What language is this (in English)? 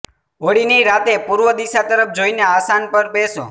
Gujarati